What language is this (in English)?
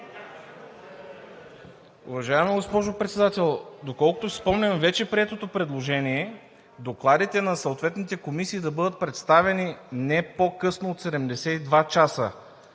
Bulgarian